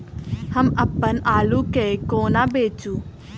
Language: Maithili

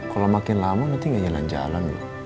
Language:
Indonesian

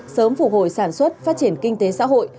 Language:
Vietnamese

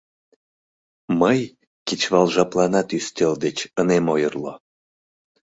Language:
Mari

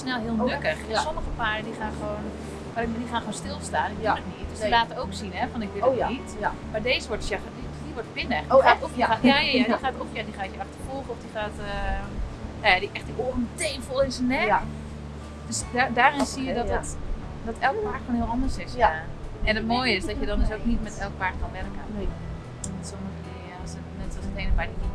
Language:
Dutch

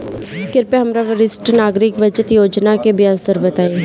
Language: Bhojpuri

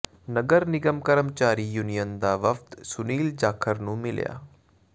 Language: Punjabi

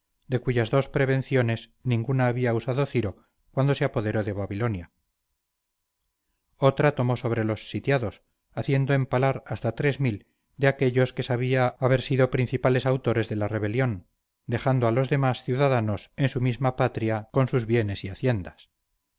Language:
Spanish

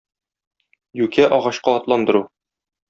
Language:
Tatar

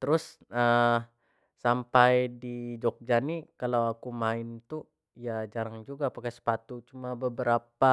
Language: Jambi Malay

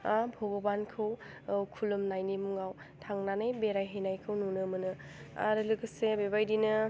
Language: Bodo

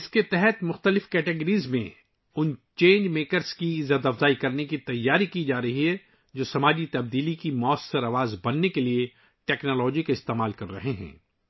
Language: Urdu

